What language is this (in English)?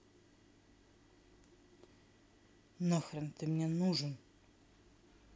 Russian